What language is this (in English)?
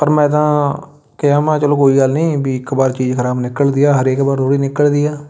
Punjabi